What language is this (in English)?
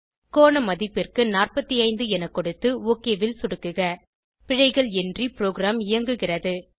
Tamil